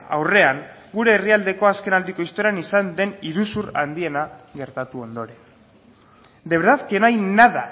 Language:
Basque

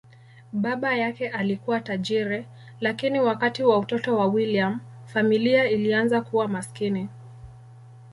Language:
Swahili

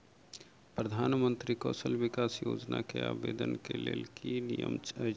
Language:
Maithili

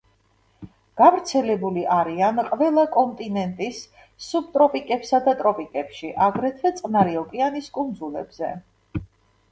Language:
Georgian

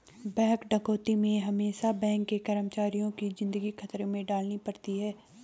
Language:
Hindi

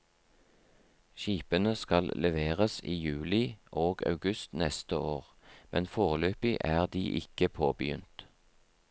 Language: Norwegian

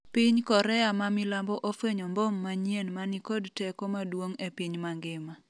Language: Luo (Kenya and Tanzania)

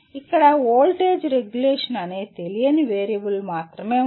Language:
Telugu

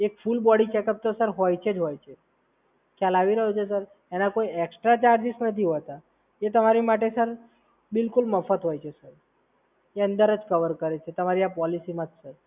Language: Gujarati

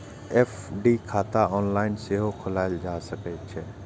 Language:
Maithili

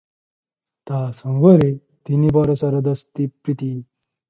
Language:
Odia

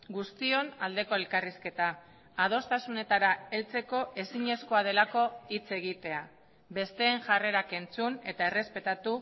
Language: Basque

